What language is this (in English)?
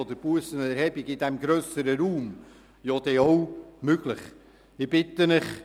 Swiss German